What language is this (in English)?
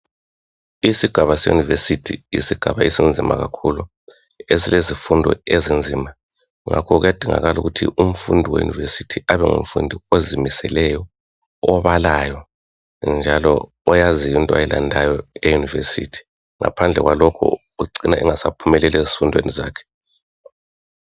North Ndebele